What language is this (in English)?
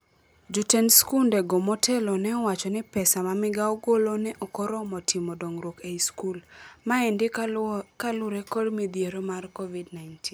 Luo (Kenya and Tanzania)